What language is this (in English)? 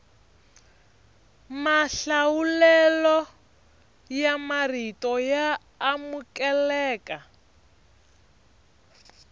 Tsonga